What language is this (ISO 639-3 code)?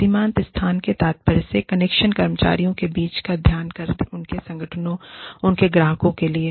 hin